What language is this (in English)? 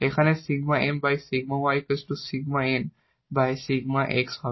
Bangla